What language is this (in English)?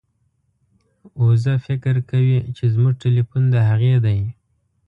Pashto